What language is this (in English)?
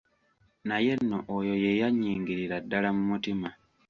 Ganda